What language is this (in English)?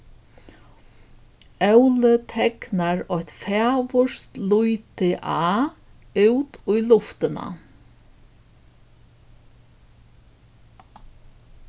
Faroese